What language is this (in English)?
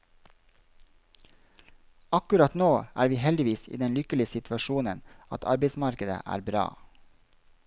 Norwegian